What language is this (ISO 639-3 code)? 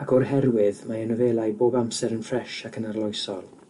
cym